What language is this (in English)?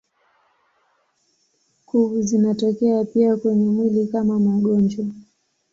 Swahili